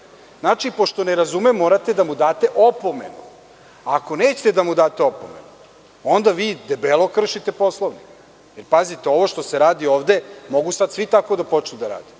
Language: Serbian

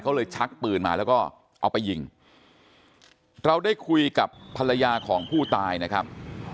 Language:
Thai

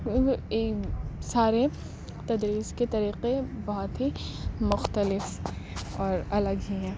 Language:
Urdu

